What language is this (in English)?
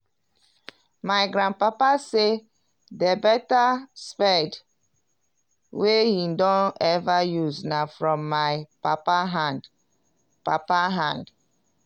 Nigerian Pidgin